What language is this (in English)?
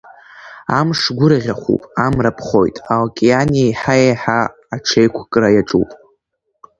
Abkhazian